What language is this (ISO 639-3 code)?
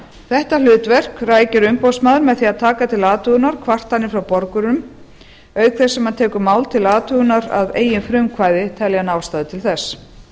isl